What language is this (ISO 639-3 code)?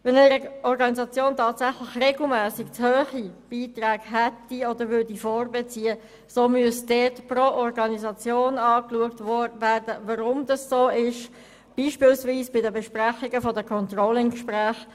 gsw